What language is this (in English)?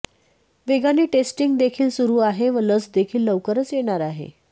Marathi